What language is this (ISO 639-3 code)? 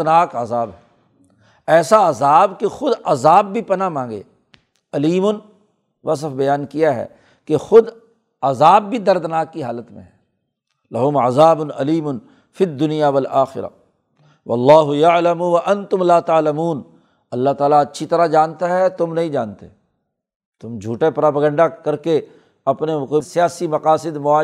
urd